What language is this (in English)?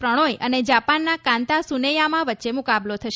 Gujarati